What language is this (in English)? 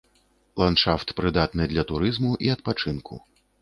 Belarusian